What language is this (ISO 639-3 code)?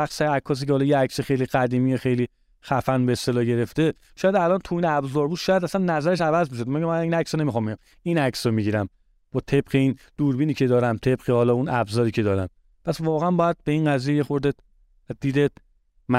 fas